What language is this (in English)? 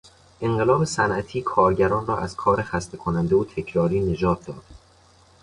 Persian